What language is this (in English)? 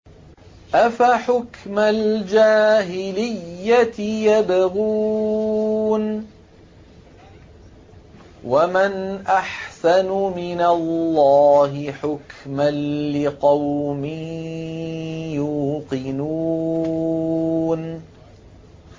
Arabic